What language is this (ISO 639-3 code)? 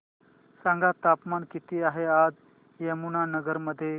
mar